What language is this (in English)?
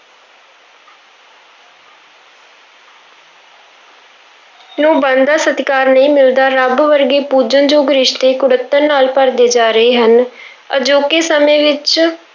Punjabi